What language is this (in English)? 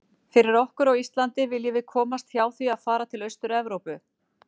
Icelandic